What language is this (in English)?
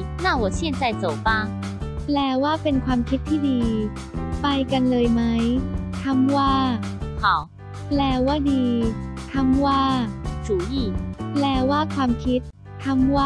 Thai